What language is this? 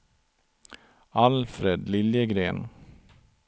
Swedish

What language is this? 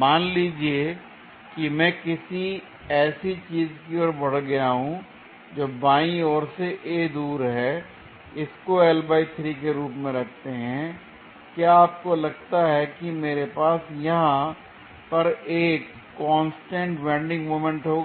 Hindi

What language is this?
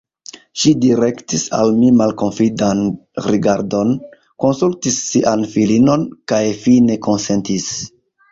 Esperanto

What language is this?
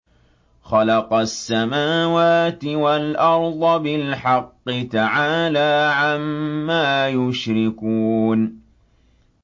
Arabic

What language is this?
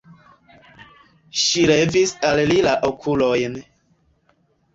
Esperanto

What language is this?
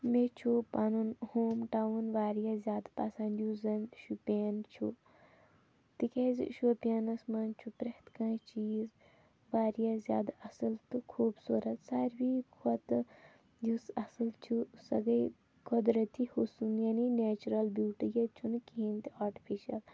Kashmiri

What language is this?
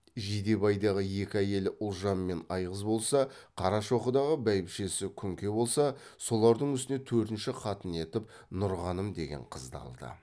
Kazakh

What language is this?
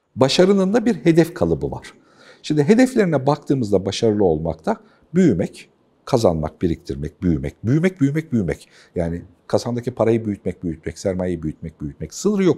Turkish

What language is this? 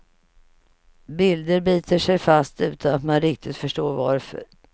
Swedish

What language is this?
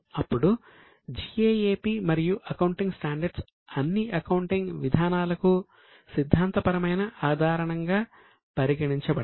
Telugu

